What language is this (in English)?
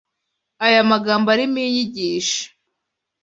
Kinyarwanda